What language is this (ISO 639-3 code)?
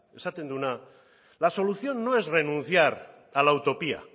spa